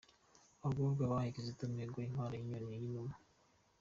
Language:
Kinyarwanda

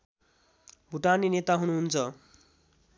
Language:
Nepali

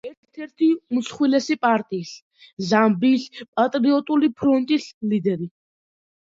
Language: Georgian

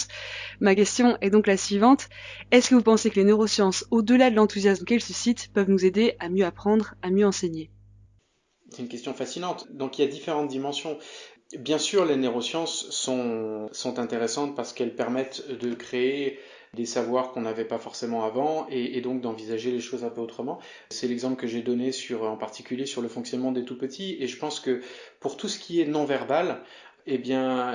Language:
French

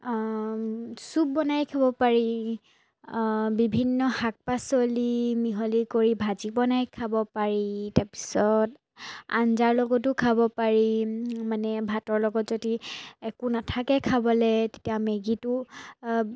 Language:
Assamese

